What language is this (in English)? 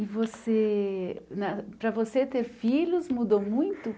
Portuguese